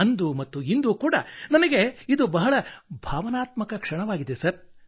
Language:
Kannada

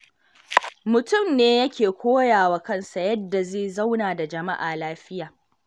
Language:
Hausa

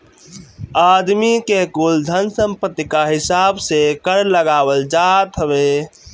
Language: Bhojpuri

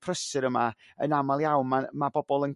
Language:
Welsh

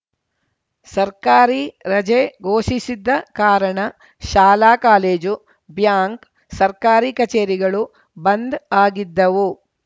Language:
Kannada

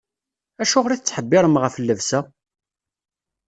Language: Kabyle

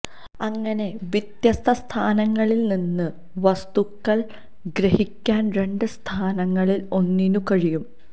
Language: Malayalam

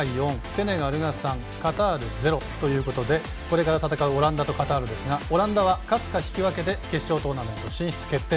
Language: Japanese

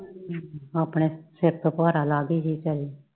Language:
Punjabi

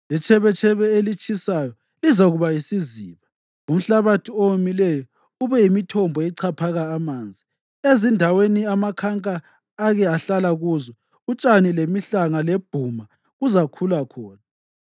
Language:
North Ndebele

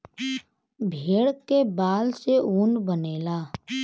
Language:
Bhojpuri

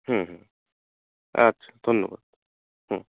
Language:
Bangla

